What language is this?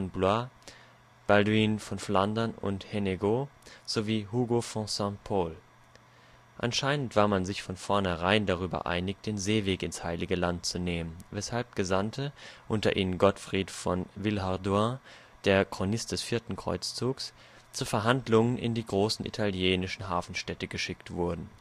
German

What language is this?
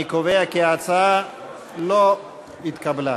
Hebrew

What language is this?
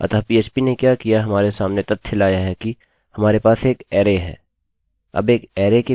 Hindi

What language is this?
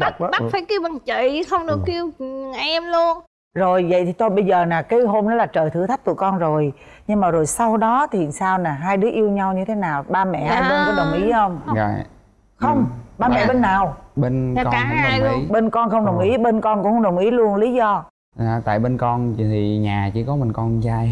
Vietnamese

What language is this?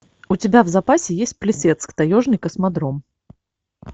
Russian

